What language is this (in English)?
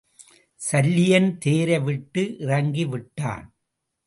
Tamil